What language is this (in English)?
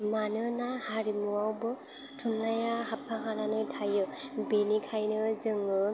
Bodo